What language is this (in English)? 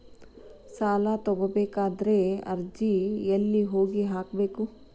Kannada